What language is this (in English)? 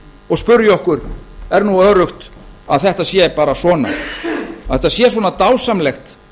Icelandic